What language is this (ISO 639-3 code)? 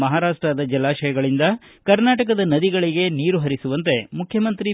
kan